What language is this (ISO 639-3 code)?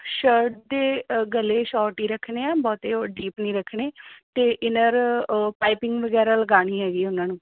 pan